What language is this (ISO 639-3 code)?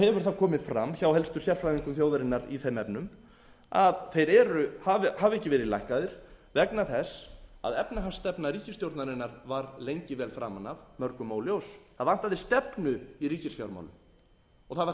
isl